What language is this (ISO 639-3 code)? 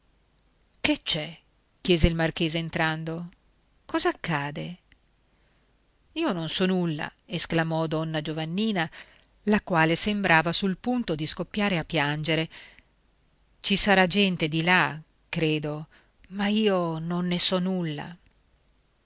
ita